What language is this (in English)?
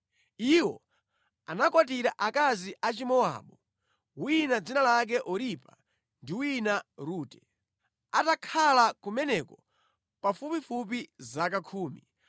Nyanja